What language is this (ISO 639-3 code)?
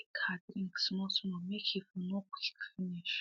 pcm